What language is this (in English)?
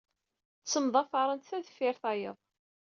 Kabyle